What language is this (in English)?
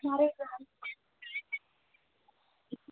Hindi